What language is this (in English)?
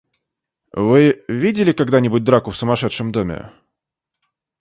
Russian